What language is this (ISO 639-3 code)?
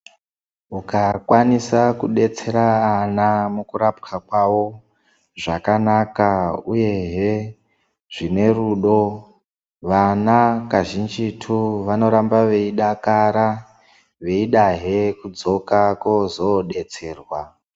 ndc